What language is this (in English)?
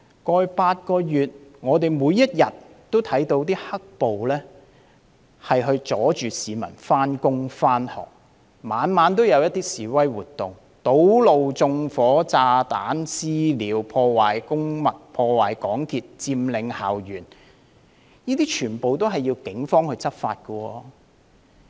Cantonese